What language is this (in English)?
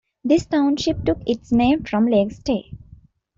English